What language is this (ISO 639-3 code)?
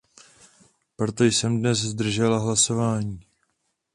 ces